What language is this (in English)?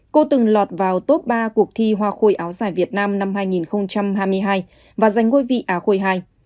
Vietnamese